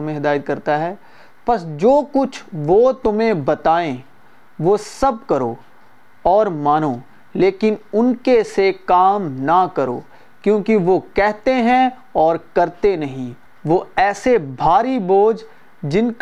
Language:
Urdu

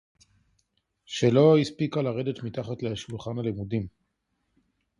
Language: Hebrew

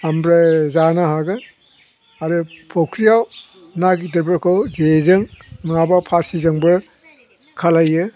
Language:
Bodo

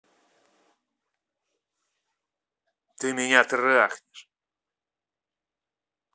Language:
Russian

